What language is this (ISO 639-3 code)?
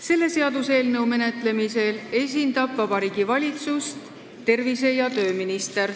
est